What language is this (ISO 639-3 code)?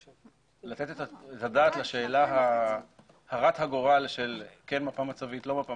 heb